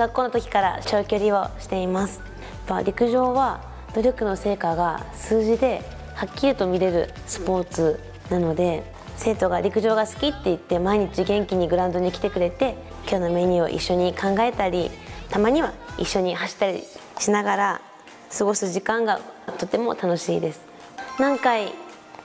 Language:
Japanese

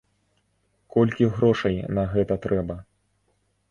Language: Belarusian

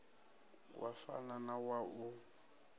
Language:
Venda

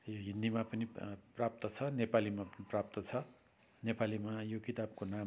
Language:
Nepali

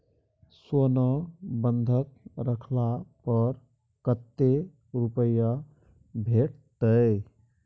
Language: Maithili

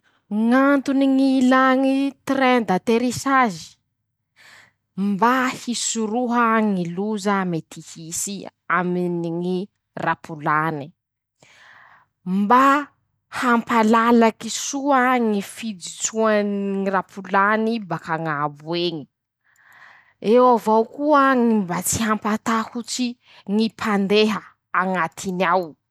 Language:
Masikoro Malagasy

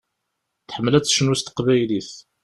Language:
Kabyle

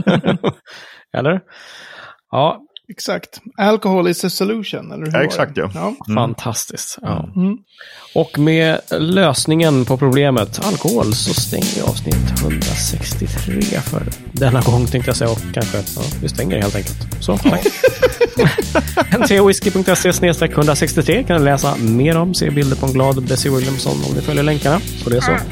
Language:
Swedish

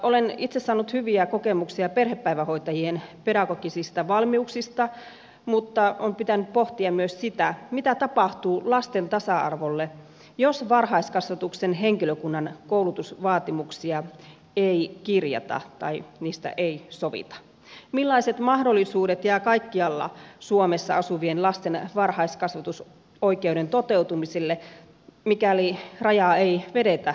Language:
Finnish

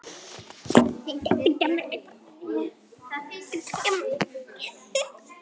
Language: Icelandic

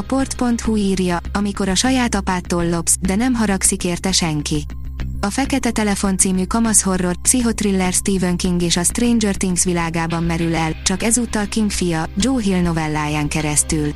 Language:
Hungarian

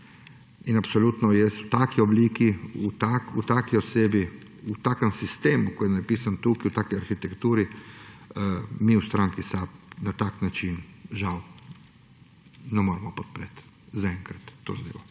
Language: Slovenian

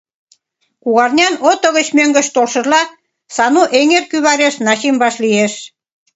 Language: Mari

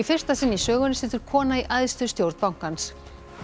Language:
Icelandic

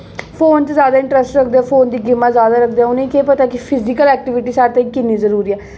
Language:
Dogri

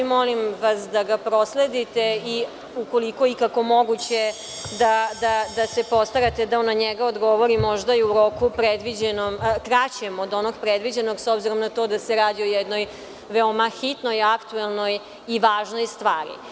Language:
Serbian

